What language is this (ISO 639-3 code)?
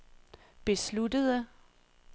dan